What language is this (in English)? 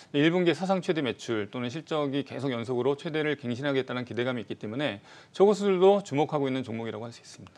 Korean